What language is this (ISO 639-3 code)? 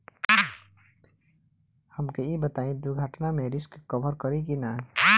bho